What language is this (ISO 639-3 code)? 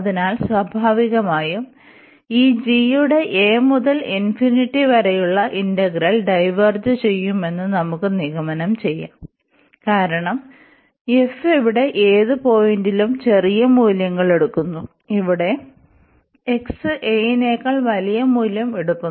mal